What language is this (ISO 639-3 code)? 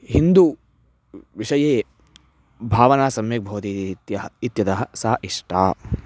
san